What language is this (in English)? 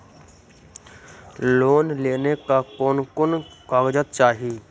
Magahi